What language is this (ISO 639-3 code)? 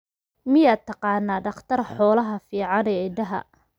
som